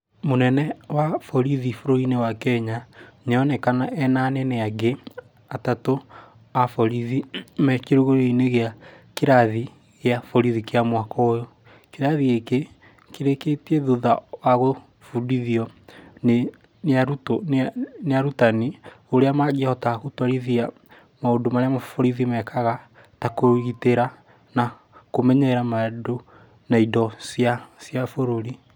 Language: Kikuyu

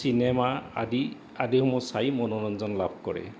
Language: Assamese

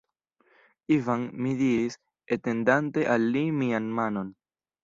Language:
Esperanto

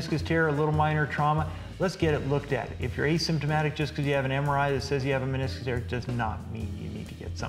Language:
English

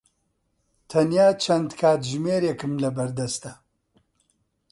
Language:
Central Kurdish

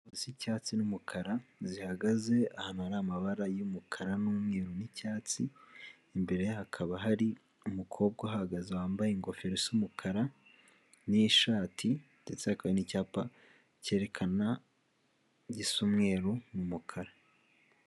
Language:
Kinyarwanda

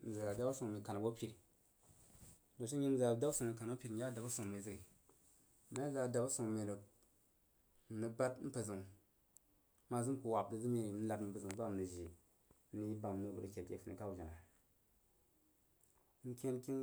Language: Jiba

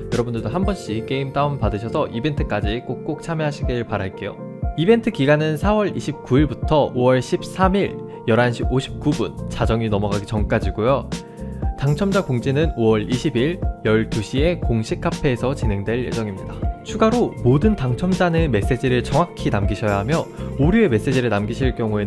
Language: Korean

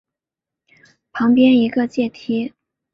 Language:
Chinese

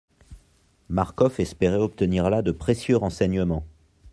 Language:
French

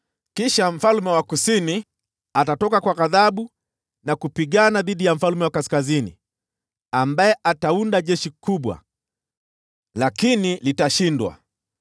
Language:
Swahili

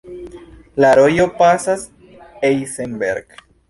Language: Esperanto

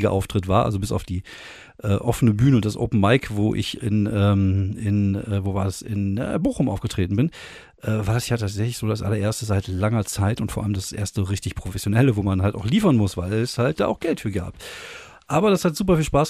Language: German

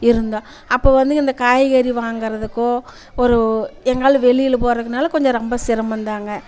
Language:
Tamil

